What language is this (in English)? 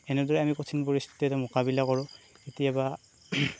Assamese